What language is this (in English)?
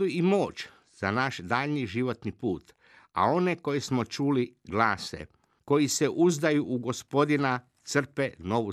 Croatian